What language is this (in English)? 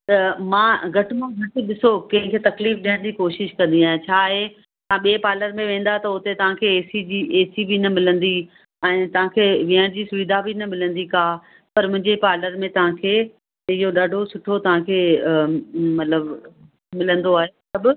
Sindhi